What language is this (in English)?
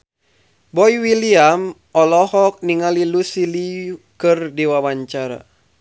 Sundanese